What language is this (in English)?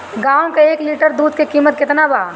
Bhojpuri